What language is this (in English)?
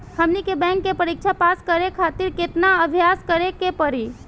Bhojpuri